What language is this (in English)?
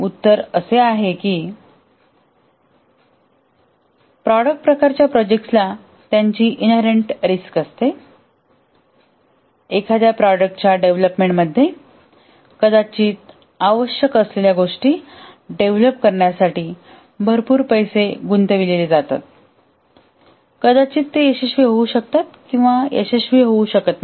Marathi